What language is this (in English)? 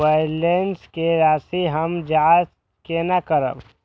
Maithili